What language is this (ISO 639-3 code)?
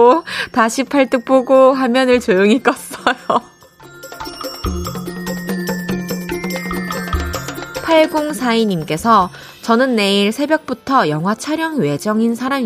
kor